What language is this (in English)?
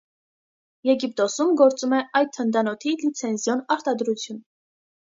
Armenian